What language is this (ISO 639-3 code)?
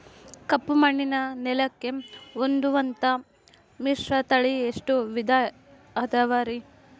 kan